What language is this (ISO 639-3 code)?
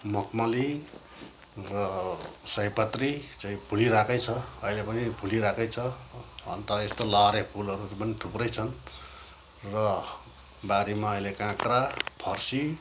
nep